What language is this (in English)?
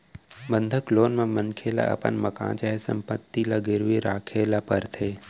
Chhattisgarhi